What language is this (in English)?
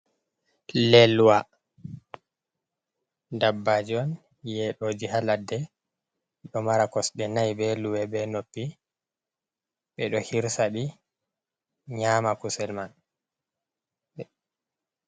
Fula